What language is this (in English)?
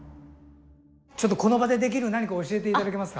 Japanese